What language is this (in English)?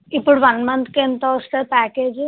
Telugu